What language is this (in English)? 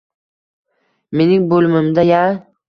Uzbek